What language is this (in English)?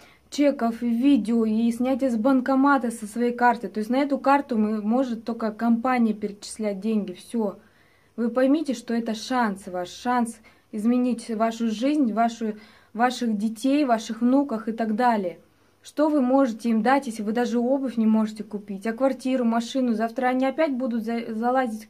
Russian